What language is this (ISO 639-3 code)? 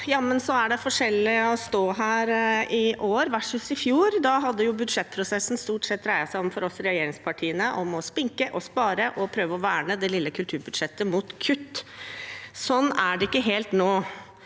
nor